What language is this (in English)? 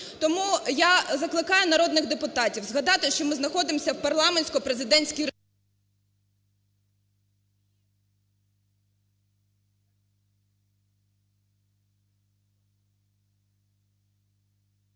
Ukrainian